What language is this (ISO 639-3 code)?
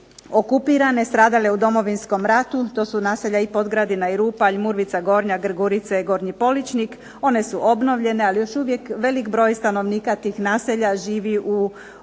hrv